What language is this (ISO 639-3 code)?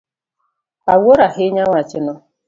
luo